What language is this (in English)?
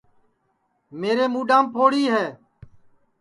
Sansi